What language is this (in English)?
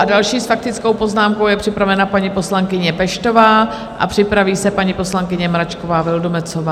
Czech